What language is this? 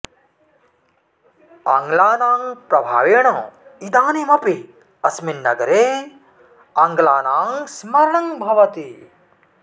Sanskrit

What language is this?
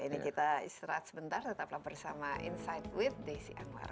Indonesian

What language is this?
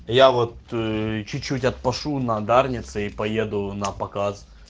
Russian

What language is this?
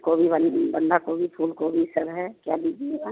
Hindi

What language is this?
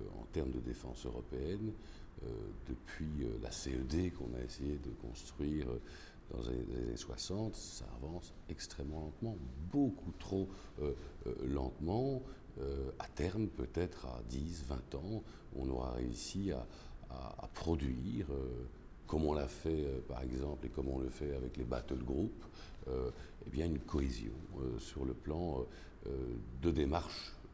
French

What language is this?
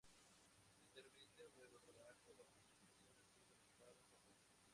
Spanish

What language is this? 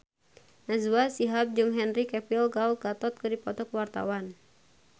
Sundanese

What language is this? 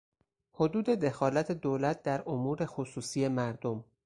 Persian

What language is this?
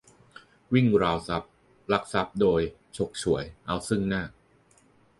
Thai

